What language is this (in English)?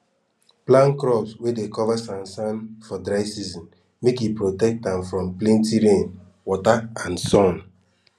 Nigerian Pidgin